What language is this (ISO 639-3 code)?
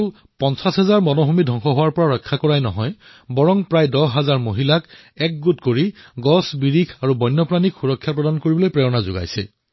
asm